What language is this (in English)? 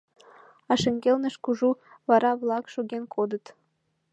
Mari